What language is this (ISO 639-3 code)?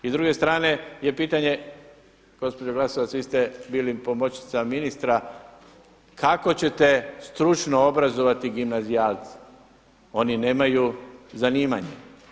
hrv